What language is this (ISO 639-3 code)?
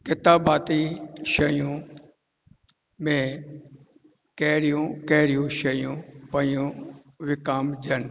snd